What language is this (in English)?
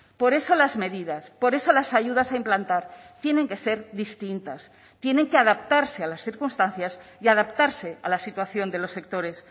Spanish